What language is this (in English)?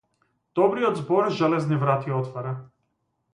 Macedonian